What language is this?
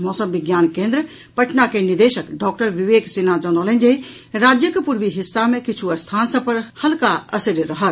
Maithili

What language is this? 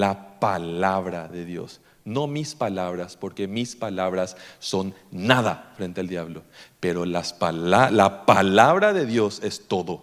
Spanish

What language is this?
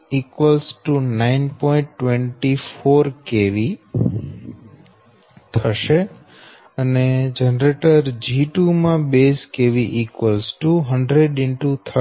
Gujarati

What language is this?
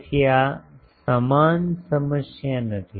Gujarati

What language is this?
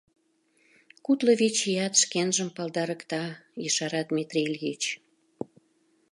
Mari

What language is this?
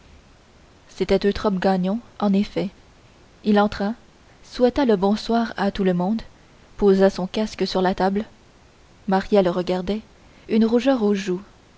French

